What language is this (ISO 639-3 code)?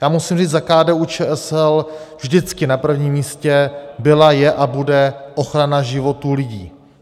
ces